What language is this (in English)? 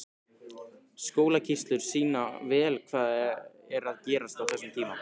Icelandic